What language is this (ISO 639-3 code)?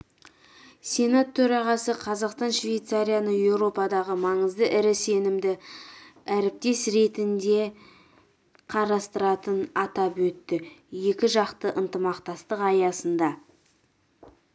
kaz